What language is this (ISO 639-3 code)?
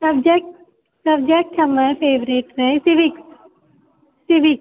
mai